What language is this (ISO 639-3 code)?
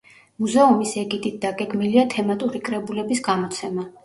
kat